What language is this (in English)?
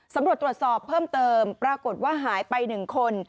Thai